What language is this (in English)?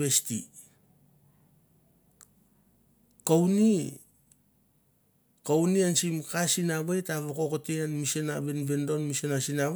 Mandara